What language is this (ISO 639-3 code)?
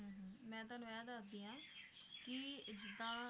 pan